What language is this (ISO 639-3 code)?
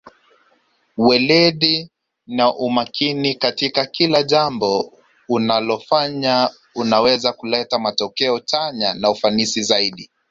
swa